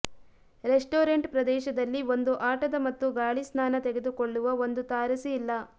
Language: Kannada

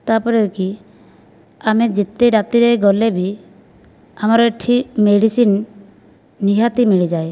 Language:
Odia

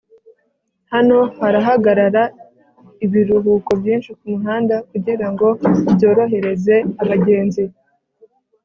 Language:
Kinyarwanda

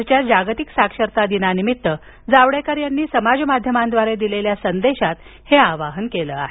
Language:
Marathi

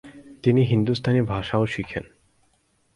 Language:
Bangla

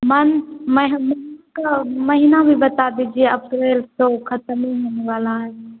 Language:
Hindi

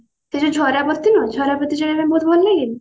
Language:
Odia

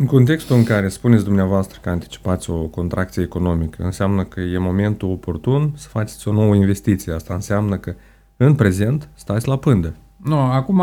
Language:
Romanian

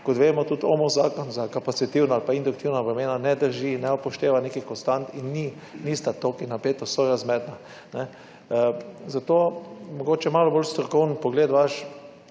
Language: Slovenian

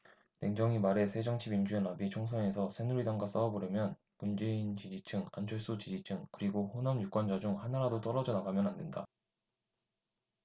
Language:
Korean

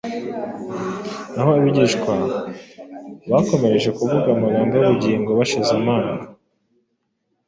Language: Kinyarwanda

